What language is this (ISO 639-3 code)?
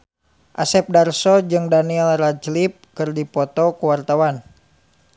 sun